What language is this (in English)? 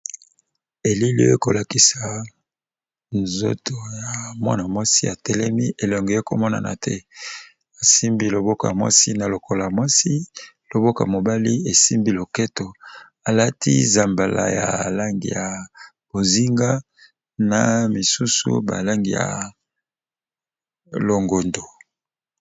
Lingala